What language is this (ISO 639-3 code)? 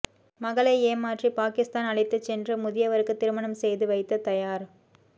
tam